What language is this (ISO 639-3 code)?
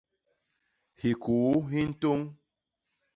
bas